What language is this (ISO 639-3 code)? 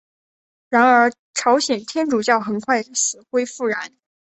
zho